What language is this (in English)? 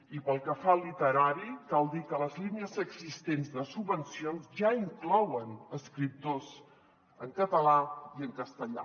Catalan